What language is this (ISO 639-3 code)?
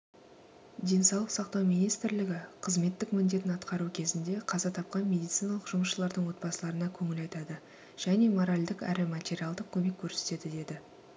kaz